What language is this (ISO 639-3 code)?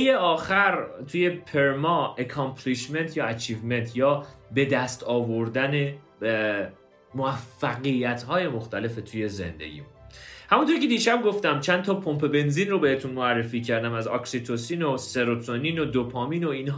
fas